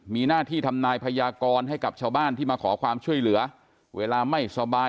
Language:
Thai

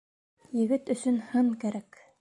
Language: Bashkir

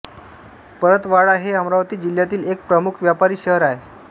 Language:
Marathi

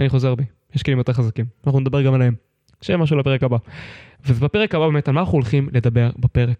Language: Hebrew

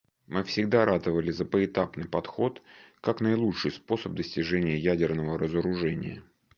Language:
Russian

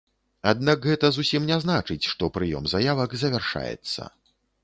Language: Belarusian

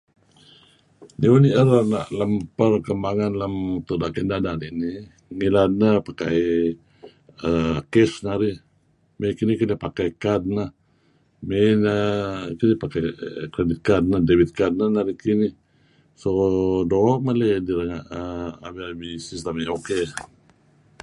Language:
Kelabit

